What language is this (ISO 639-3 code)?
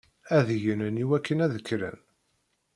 kab